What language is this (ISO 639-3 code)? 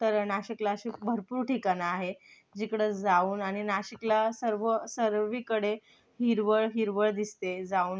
mar